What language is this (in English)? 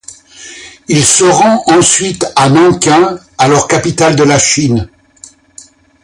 French